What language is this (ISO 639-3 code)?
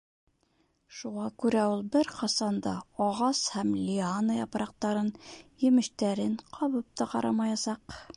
bak